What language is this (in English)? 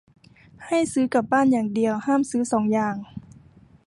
Thai